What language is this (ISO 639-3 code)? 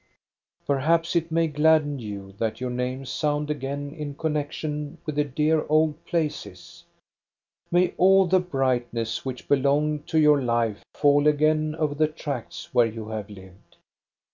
eng